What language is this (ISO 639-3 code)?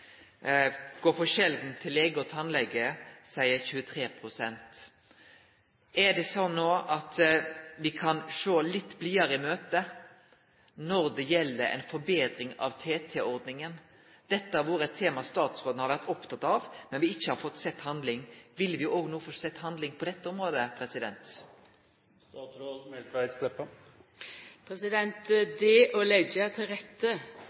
nno